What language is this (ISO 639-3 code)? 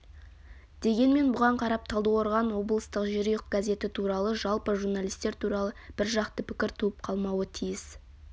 kaz